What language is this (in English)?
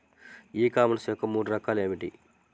Telugu